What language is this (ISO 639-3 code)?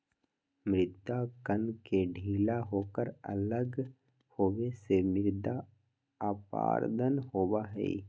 mag